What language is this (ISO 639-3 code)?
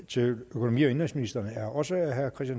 dan